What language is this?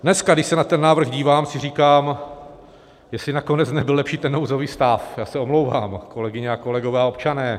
Czech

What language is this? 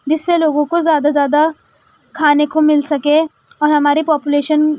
Urdu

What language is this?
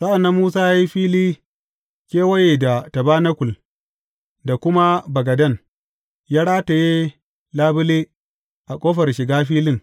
Hausa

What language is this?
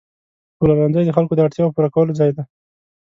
Pashto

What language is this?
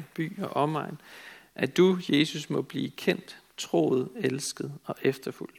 Danish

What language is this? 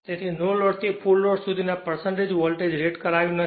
Gujarati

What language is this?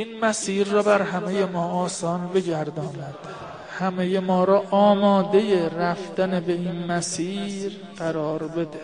Persian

